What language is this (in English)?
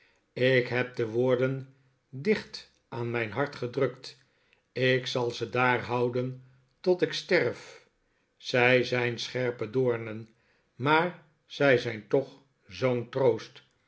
Dutch